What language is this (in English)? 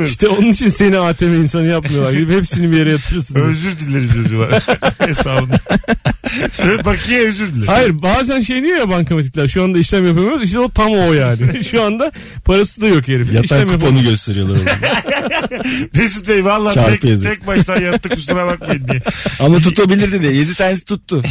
Turkish